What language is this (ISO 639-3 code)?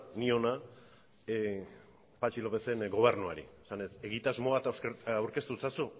eus